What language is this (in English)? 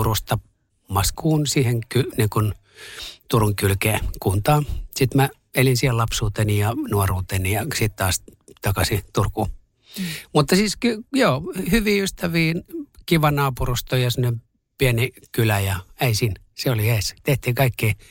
Finnish